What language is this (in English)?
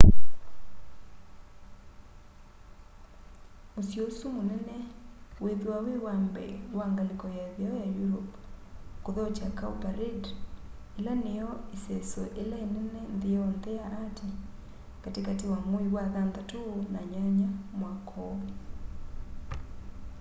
Kamba